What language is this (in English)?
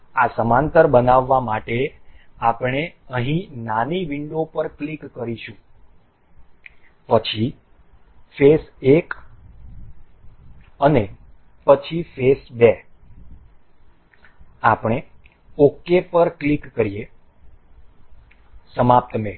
Gujarati